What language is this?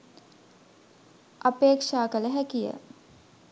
Sinhala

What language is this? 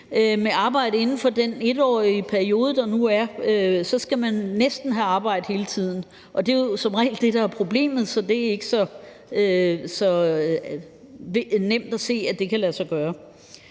Danish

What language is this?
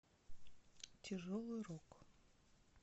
Russian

